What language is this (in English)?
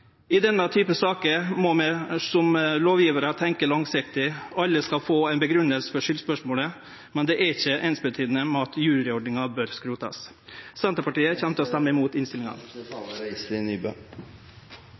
Norwegian Nynorsk